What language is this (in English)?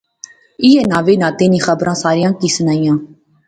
Pahari-Potwari